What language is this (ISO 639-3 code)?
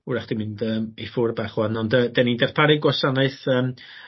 cym